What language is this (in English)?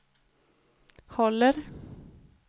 Swedish